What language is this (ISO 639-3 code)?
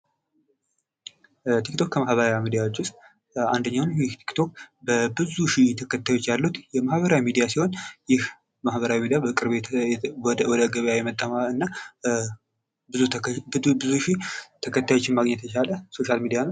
amh